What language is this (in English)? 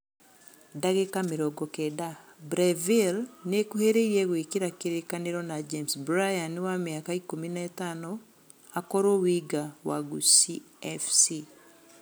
Kikuyu